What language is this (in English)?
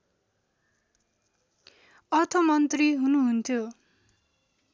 Nepali